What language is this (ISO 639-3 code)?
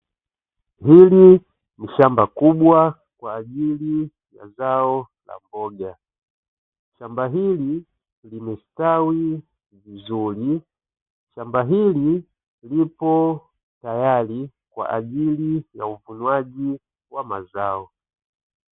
swa